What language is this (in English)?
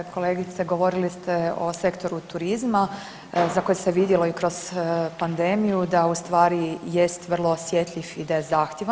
Croatian